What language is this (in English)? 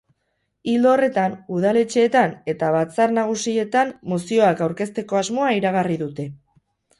Basque